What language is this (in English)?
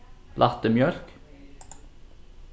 Faroese